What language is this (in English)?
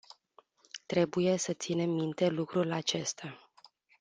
Romanian